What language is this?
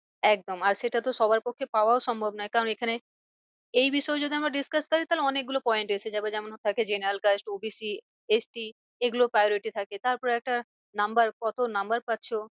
Bangla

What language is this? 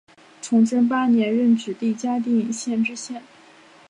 Chinese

